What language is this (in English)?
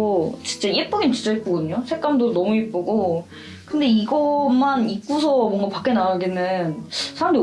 Korean